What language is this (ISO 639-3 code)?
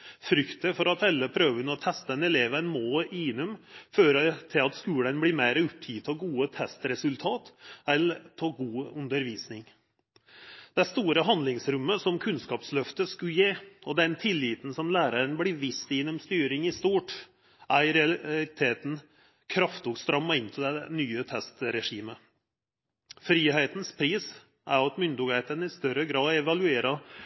nno